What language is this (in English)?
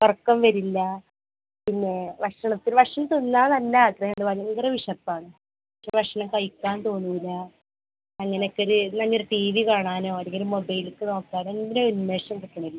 Malayalam